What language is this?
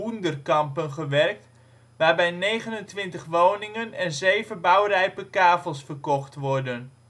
Dutch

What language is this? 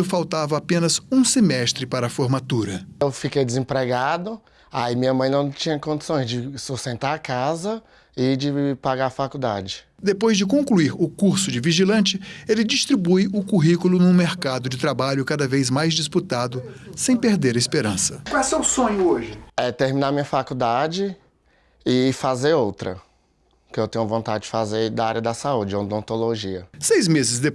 Portuguese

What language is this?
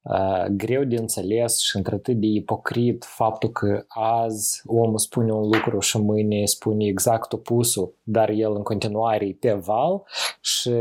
Romanian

